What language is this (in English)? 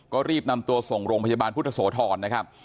Thai